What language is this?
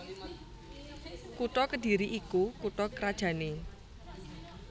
Javanese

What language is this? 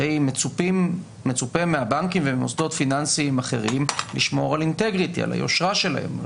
Hebrew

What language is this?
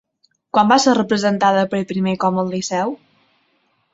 Catalan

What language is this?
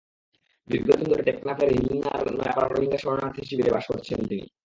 Bangla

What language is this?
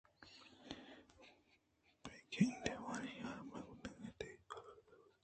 Eastern Balochi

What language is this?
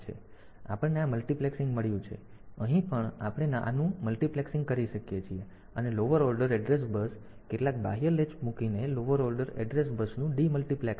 Gujarati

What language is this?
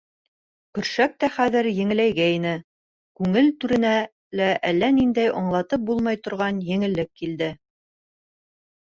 Bashkir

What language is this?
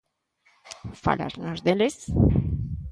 Galician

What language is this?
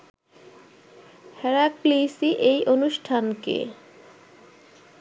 Bangla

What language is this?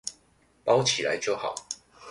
Chinese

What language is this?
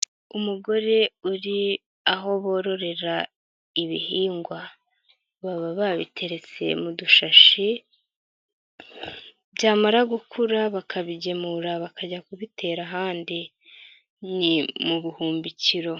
Kinyarwanda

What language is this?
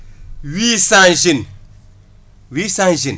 Wolof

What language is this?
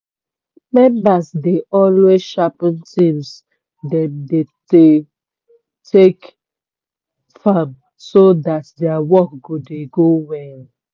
Nigerian Pidgin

